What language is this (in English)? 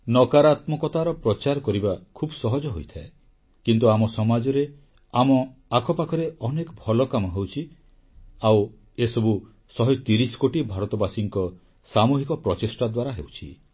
Odia